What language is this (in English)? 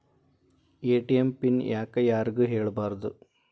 Kannada